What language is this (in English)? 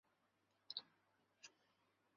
Chinese